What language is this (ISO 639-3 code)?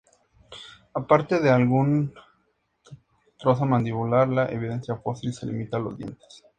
spa